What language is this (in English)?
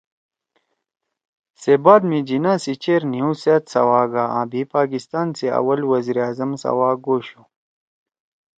Torwali